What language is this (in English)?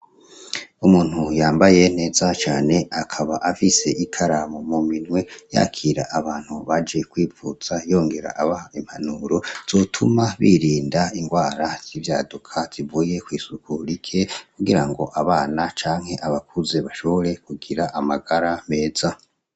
Rundi